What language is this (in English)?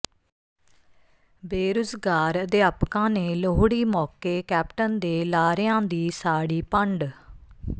Punjabi